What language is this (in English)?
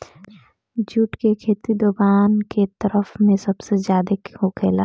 Bhojpuri